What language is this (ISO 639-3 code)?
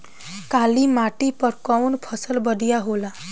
bho